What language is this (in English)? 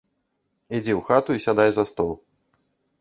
Belarusian